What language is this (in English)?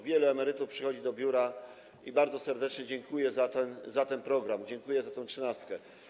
Polish